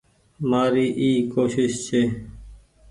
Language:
Goaria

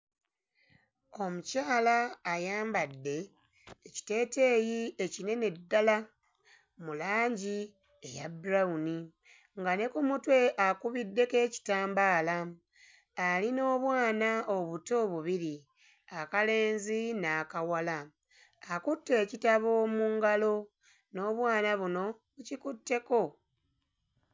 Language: Ganda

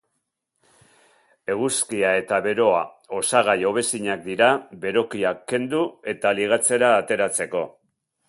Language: Basque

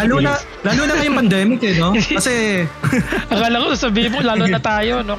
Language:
Filipino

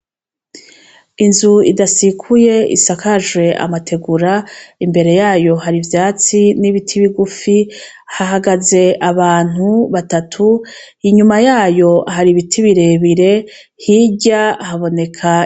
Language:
Rundi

